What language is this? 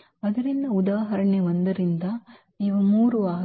Kannada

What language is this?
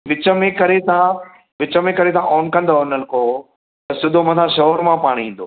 Sindhi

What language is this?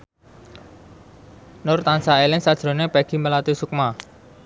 Javanese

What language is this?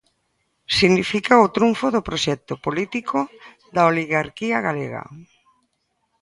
Galician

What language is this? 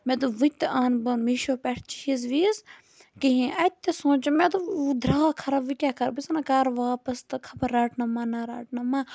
Kashmiri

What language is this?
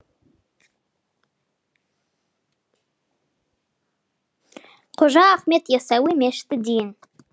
Kazakh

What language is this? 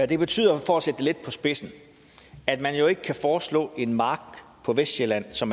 Danish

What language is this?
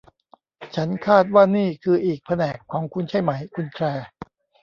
Thai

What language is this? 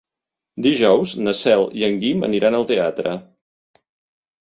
Catalan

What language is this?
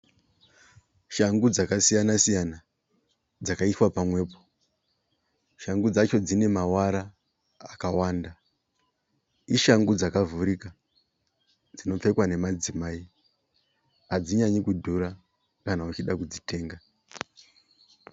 Shona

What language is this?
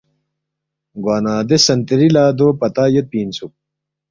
Balti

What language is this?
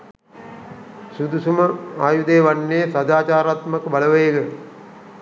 Sinhala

